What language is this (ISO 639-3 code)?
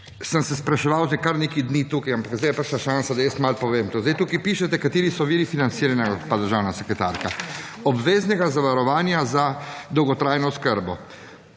slv